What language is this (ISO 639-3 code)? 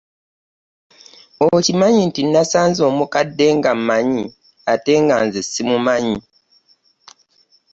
lug